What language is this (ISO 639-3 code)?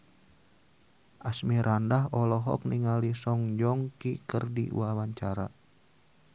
sun